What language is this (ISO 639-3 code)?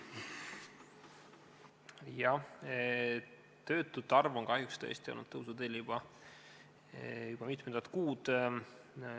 est